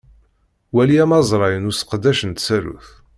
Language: Kabyle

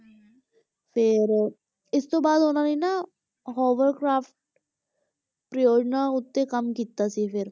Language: Punjabi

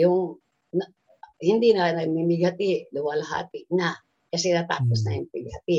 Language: Filipino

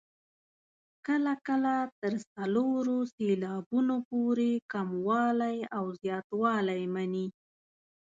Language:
Pashto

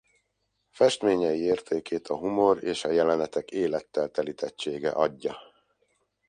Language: Hungarian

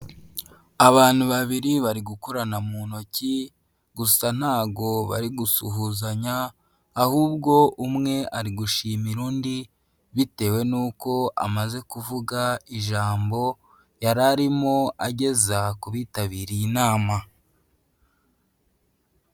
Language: Kinyarwanda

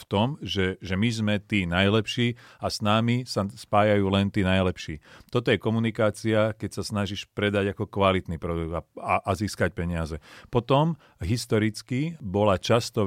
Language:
Slovak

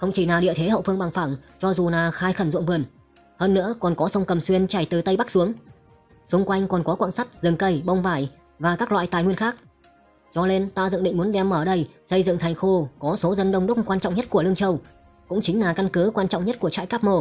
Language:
Vietnamese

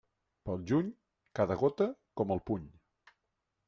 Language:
Catalan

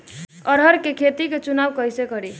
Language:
Bhojpuri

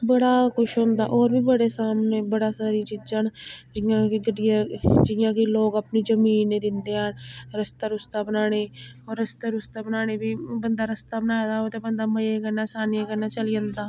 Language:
Dogri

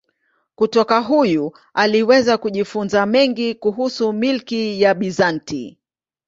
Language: Swahili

